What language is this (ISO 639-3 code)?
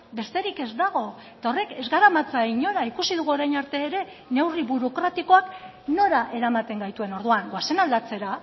eus